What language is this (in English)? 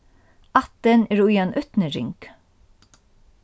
Faroese